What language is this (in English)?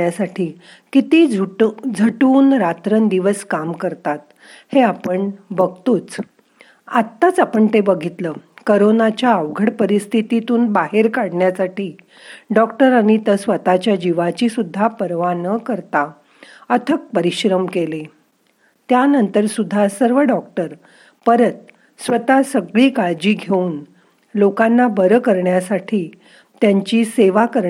Marathi